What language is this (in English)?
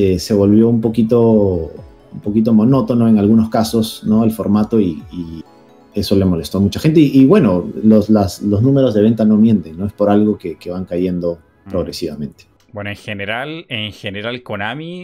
Spanish